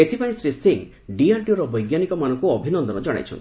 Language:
Odia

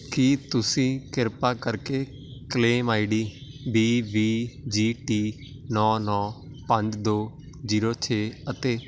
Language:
Punjabi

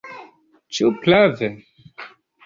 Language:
Esperanto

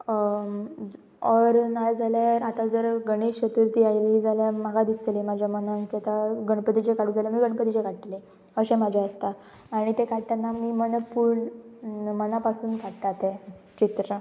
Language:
Konkani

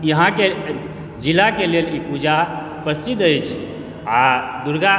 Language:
Maithili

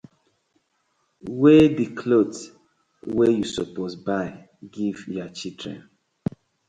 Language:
Nigerian Pidgin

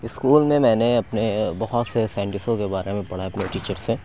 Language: Urdu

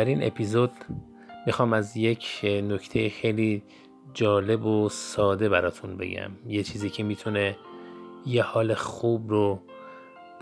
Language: Persian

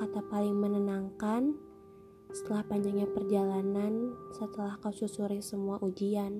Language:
Indonesian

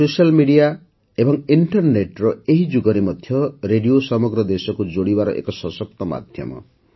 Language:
Odia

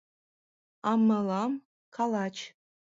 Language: Mari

